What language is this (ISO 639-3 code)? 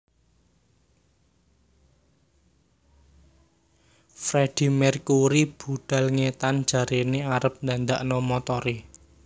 jav